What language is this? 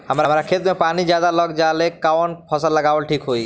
Bhojpuri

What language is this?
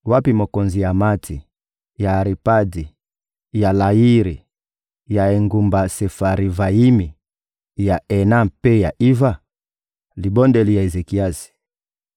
Lingala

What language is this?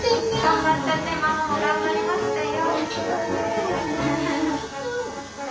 Japanese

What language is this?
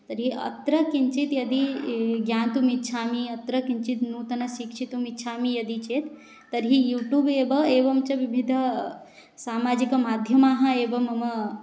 Sanskrit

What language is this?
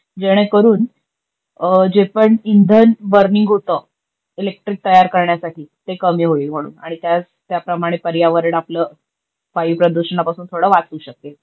Marathi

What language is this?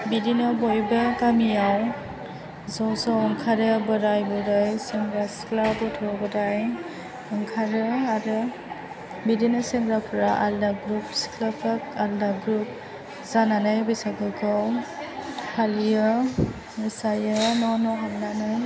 Bodo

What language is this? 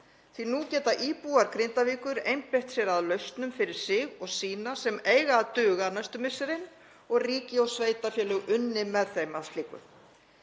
Icelandic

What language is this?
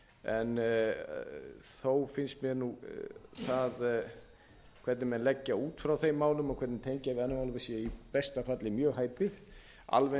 Icelandic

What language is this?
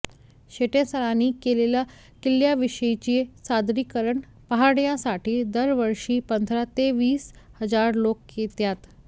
Marathi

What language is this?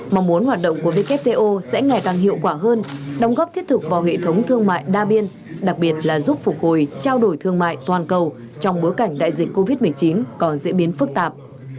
Vietnamese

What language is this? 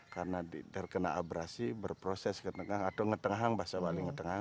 Indonesian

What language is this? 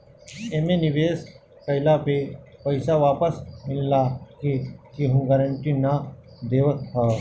Bhojpuri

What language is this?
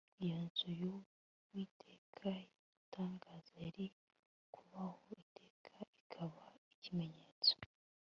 Kinyarwanda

